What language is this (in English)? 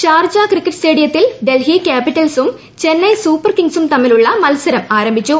Malayalam